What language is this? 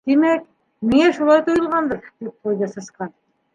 Bashkir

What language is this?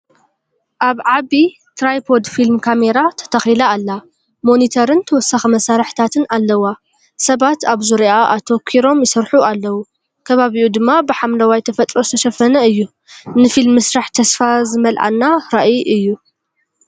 Tigrinya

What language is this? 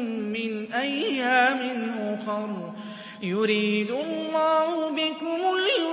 Arabic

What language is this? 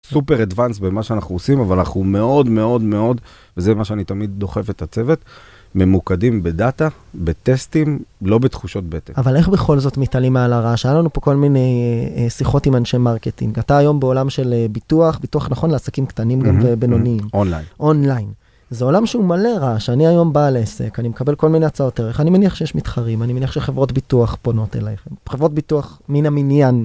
Hebrew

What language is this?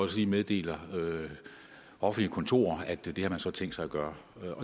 Danish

